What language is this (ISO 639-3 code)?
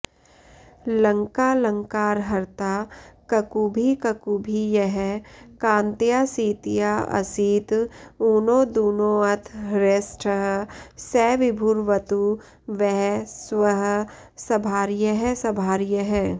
san